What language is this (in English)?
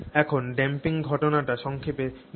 Bangla